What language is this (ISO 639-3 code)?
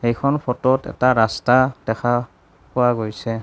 asm